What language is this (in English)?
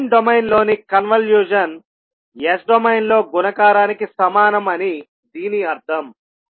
Telugu